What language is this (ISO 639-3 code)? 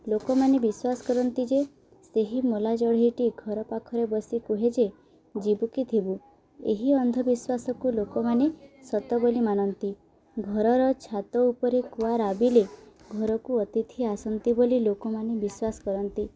ori